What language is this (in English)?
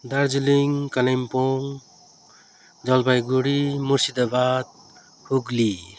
Nepali